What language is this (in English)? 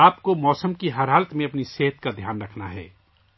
Urdu